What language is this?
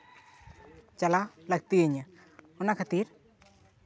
Santali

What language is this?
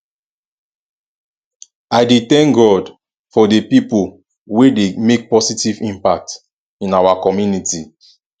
Nigerian Pidgin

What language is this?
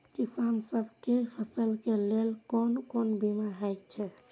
Maithili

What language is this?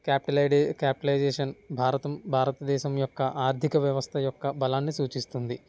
Telugu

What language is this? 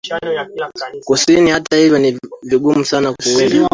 Swahili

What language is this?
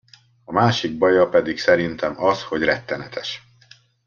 Hungarian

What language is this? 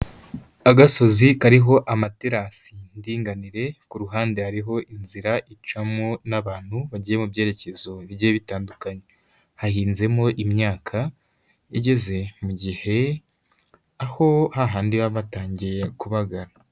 Kinyarwanda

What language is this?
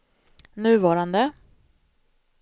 Swedish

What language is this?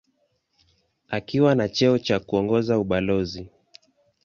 Swahili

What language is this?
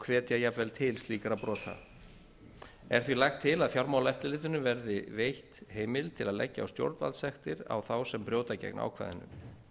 Icelandic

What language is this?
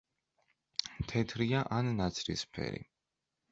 Georgian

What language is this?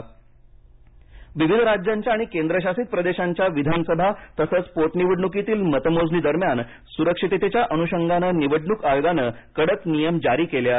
Marathi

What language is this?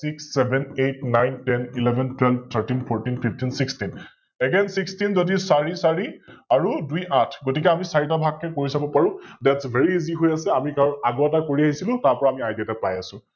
Assamese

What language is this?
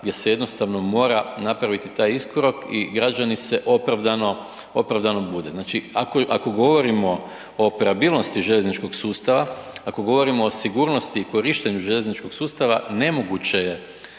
Croatian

